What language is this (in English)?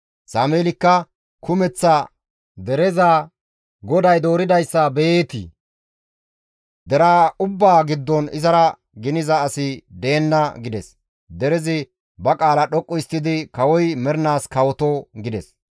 Gamo